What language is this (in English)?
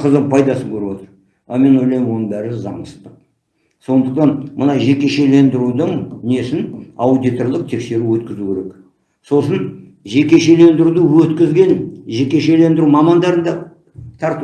Turkish